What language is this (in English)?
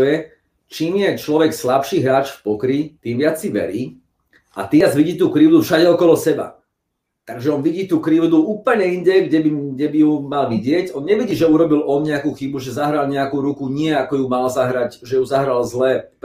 Slovak